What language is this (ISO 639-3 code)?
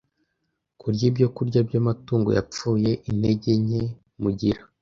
kin